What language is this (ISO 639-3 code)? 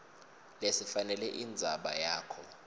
ssw